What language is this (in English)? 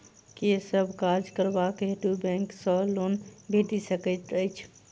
Maithili